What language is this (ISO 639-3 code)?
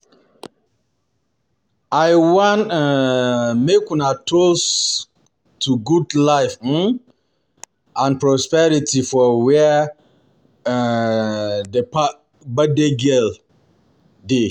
pcm